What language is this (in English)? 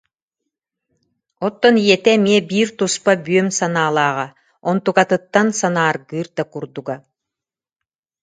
Yakut